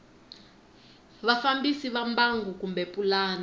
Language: Tsonga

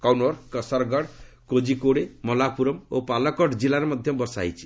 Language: Odia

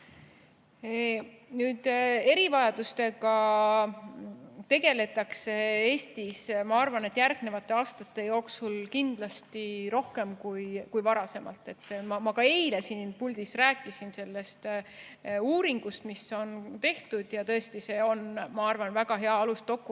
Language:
Estonian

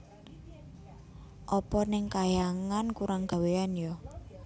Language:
Javanese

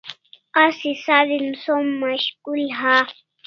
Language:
Kalasha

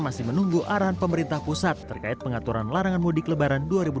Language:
Indonesian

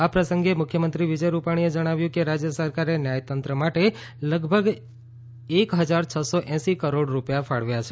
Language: Gujarati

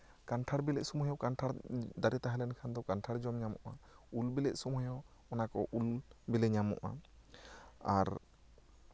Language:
Santali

